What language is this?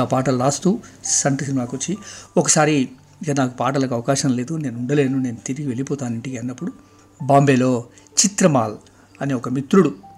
Telugu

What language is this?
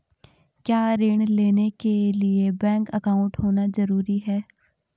Hindi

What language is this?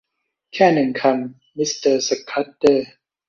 Thai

